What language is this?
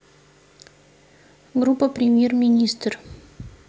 Russian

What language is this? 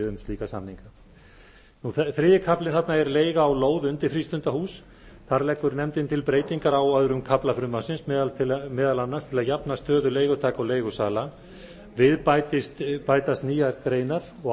Icelandic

